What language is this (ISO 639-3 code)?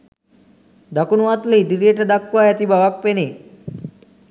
sin